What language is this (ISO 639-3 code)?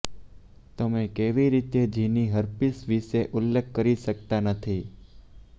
guj